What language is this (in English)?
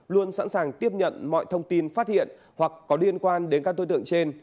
Vietnamese